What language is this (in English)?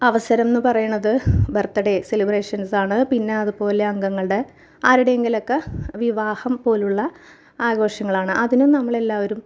Malayalam